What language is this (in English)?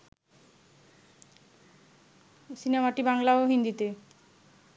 Bangla